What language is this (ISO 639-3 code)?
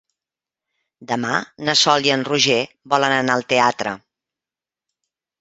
cat